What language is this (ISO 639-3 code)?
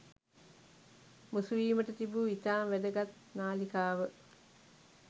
sin